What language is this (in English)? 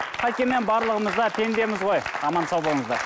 Kazakh